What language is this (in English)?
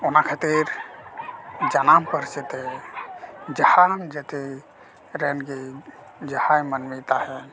Santali